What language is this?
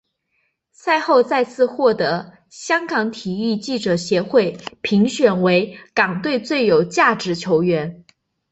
Chinese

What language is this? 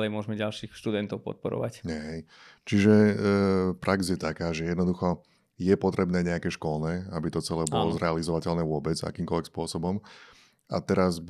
Slovak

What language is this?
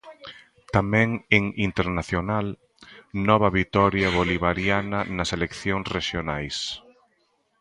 Galician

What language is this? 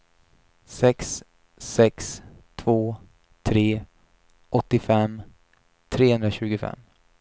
Swedish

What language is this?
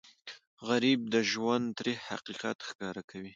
Pashto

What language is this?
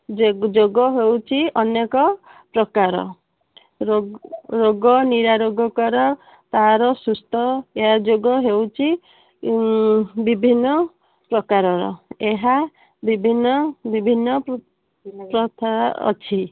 Odia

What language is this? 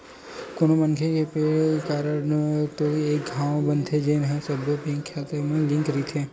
Chhattisgarhi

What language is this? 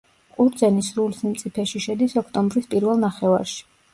Georgian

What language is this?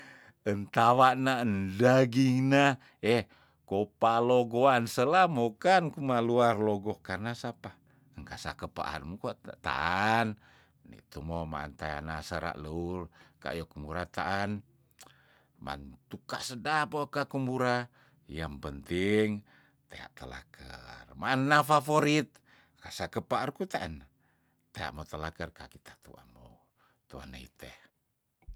Tondano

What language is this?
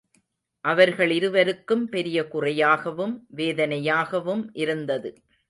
Tamil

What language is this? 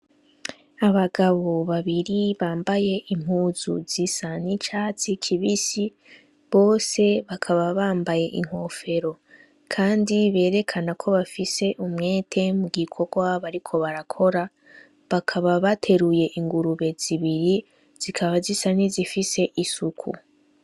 Rundi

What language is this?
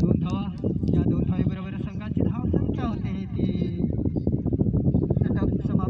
Romanian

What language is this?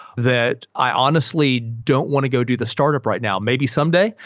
English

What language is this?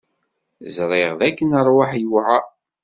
Kabyle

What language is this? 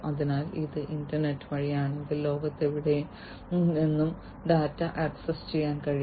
Malayalam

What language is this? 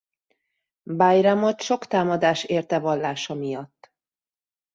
Hungarian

